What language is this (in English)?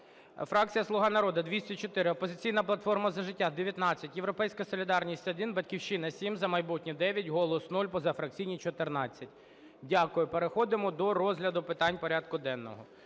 Ukrainian